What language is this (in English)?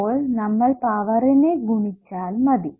Malayalam